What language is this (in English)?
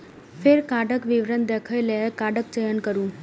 Maithili